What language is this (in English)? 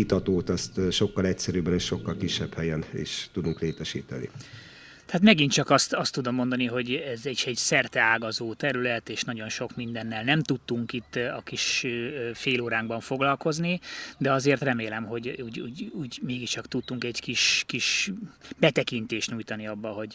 Hungarian